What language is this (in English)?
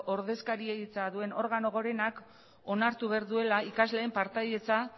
Basque